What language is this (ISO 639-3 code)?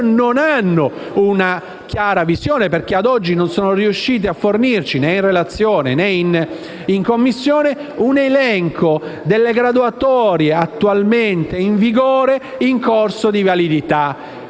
ita